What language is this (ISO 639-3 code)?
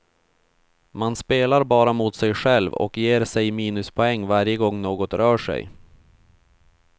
swe